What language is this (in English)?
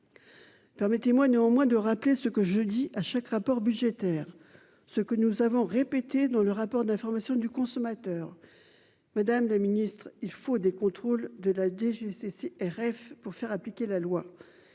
French